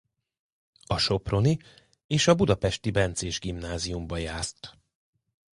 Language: Hungarian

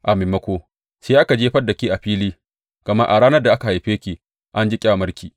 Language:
Hausa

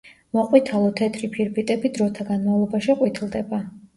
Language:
Georgian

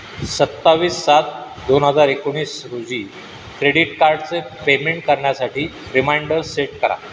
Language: Marathi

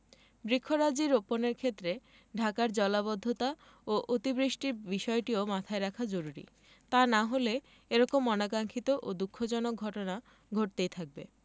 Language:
Bangla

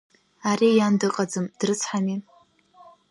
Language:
Abkhazian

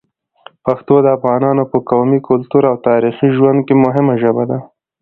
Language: Pashto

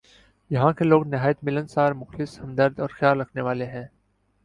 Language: Urdu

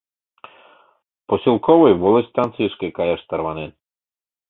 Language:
Mari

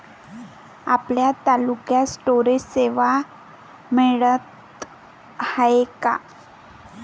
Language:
Marathi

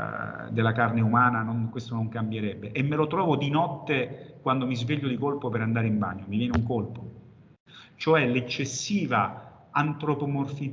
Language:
Italian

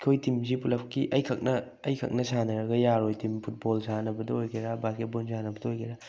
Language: Manipuri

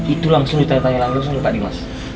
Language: Indonesian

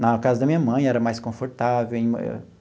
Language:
Portuguese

